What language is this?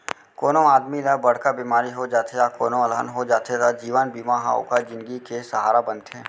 Chhattisgarhi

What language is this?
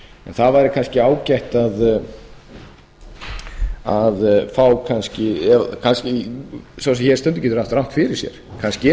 Icelandic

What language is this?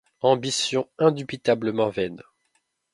French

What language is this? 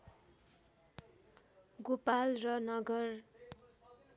Nepali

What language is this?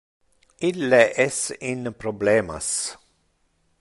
Interlingua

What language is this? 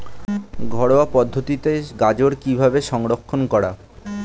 Bangla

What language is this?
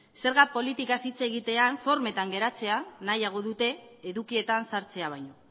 Basque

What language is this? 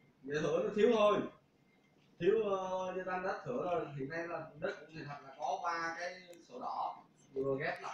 Vietnamese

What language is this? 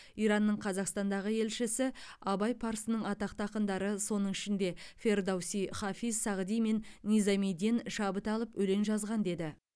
Kazakh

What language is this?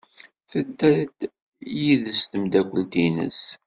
Kabyle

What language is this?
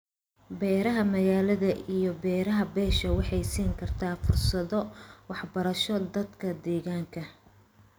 Somali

